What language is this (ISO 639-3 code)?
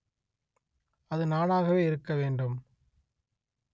tam